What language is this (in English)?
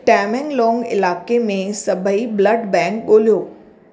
Sindhi